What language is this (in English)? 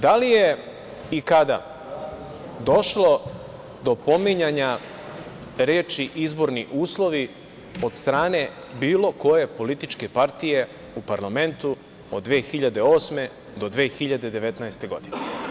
Serbian